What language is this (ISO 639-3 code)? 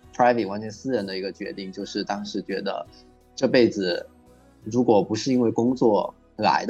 zho